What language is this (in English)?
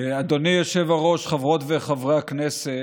Hebrew